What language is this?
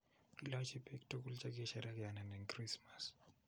Kalenjin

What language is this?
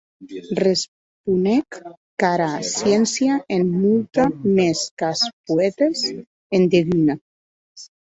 Occitan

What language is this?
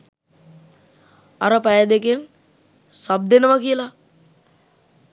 Sinhala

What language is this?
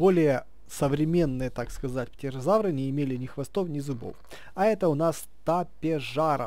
Russian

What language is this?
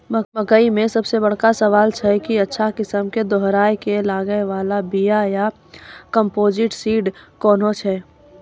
Maithili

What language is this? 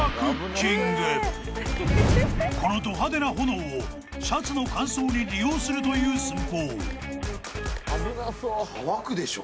Japanese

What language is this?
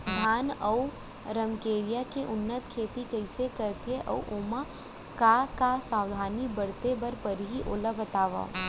Chhattisgarhi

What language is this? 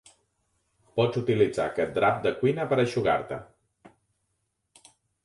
Catalan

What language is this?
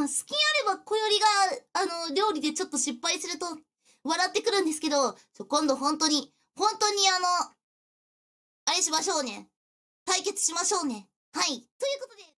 Japanese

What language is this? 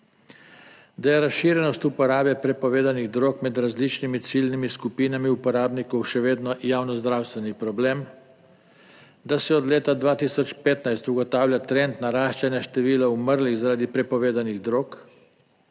Slovenian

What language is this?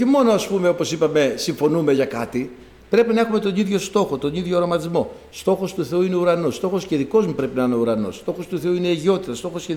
Greek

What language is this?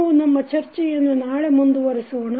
Kannada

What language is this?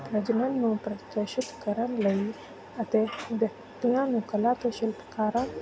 Punjabi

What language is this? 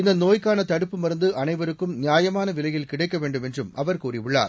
Tamil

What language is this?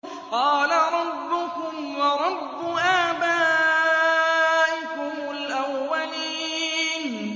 Arabic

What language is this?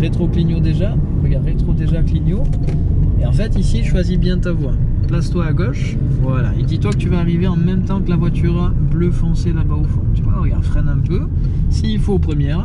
French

